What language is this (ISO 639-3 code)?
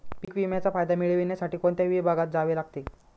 mar